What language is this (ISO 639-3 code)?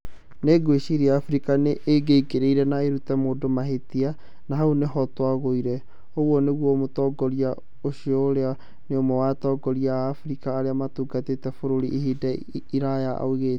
kik